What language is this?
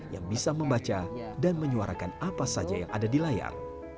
Indonesian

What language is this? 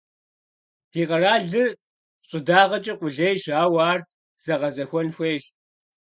Kabardian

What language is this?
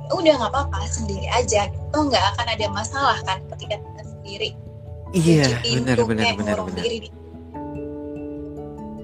Indonesian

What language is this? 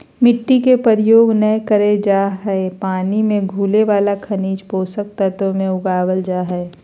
Magahi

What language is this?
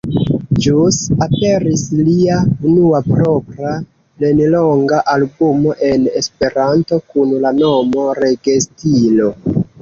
Esperanto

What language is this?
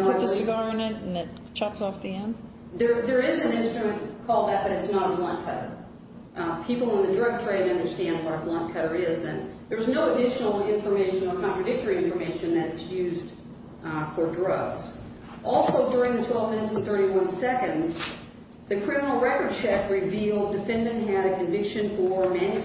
English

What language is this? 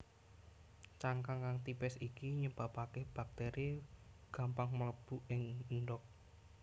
Javanese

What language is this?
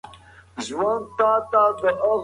Pashto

